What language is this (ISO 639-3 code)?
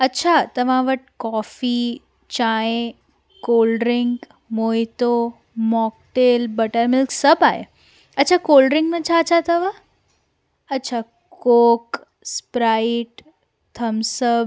snd